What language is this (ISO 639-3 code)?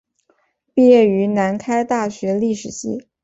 zho